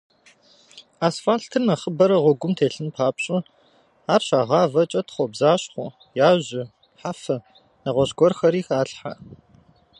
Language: Kabardian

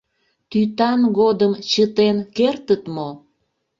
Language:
Mari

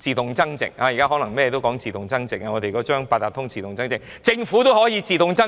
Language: Cantonese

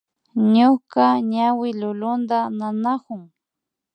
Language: Imbabura Highland Quichua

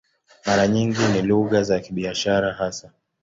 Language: Swahili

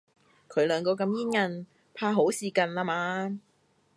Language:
Cantonese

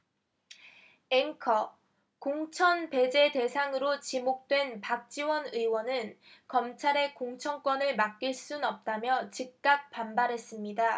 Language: Korean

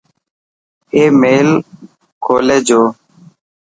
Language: Dhatki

